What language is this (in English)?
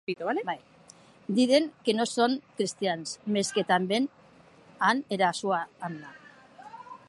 Occitan